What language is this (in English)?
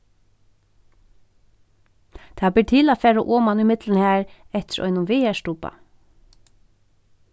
Faroese